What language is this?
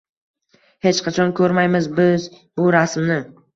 Uzbek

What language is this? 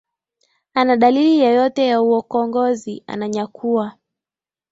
Swahili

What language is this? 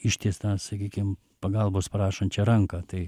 Lithuanian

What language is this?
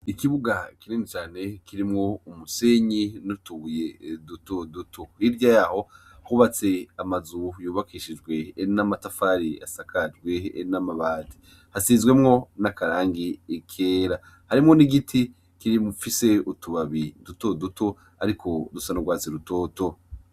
Rundi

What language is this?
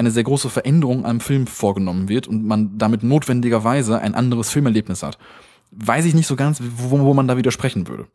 German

